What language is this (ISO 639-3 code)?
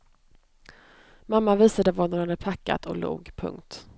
swe